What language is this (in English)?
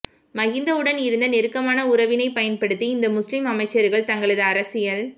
Tamil